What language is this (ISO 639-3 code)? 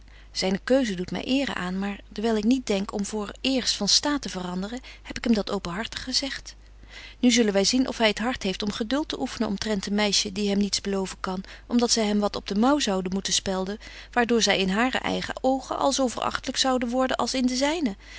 nld